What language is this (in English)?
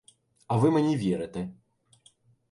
Ukrainian